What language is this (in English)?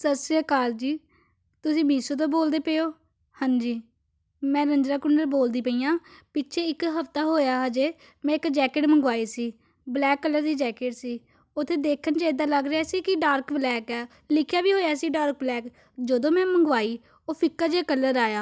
Punjabi